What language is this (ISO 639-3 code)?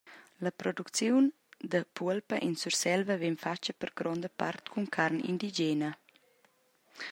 roh